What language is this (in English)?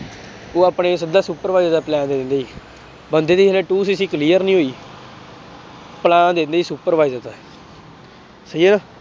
Punjabi